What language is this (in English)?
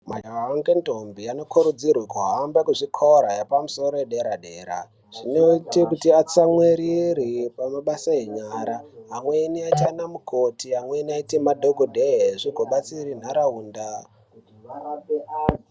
Ndau